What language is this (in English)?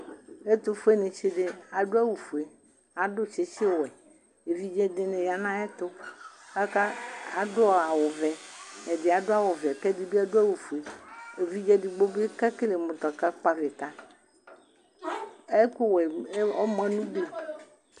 Ikposo